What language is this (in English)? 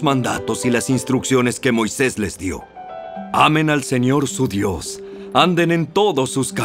Spanish